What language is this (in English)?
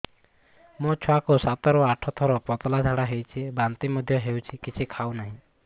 Odia